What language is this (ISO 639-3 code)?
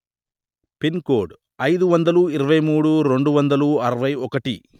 tel